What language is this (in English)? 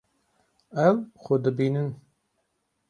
Kurdish